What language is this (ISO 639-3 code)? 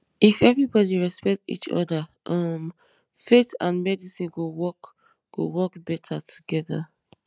pcm